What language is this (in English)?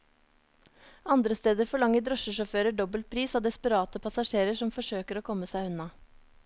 Norwegian